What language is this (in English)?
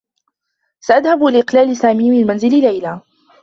Arabic